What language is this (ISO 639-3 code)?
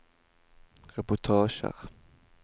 nor